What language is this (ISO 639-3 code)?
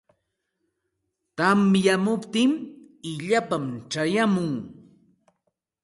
qxt